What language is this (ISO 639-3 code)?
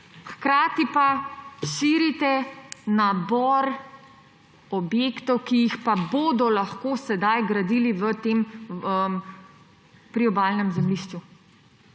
slv